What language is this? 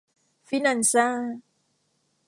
Thai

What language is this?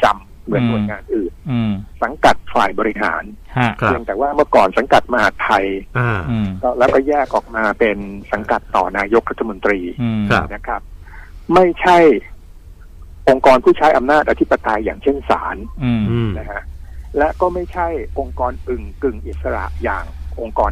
Thai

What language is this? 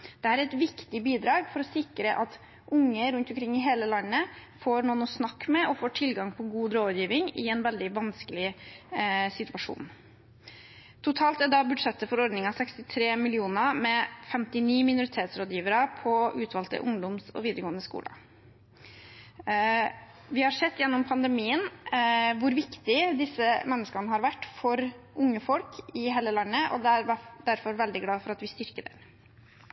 Norwegian Bokmål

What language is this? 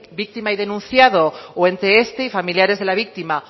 Spanish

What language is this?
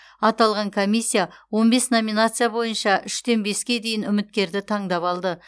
Kazakh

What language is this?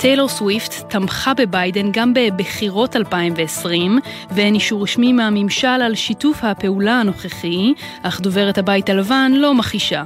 Hebrew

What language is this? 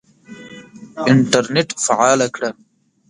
Pashto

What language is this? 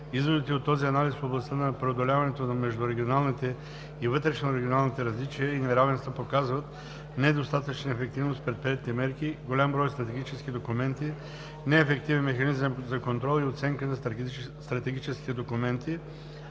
Bulgarian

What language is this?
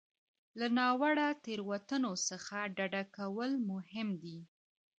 Pashto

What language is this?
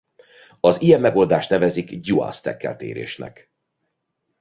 Hungarian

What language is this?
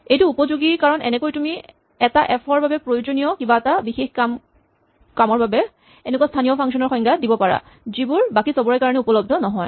Assamese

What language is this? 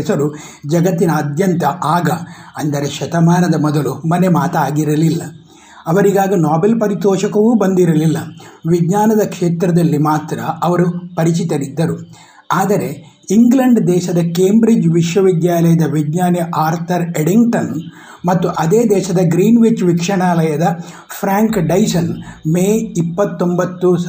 Kannada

